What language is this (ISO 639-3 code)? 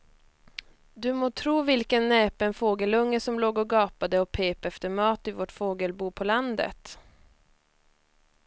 swe